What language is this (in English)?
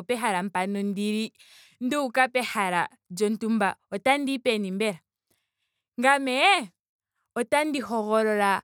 Ndonga